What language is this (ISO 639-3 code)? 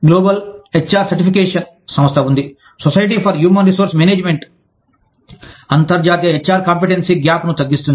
tel